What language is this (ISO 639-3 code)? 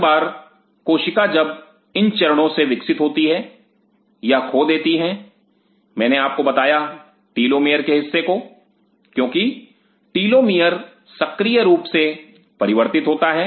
hin